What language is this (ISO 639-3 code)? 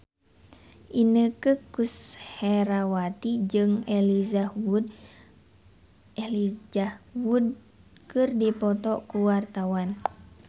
sun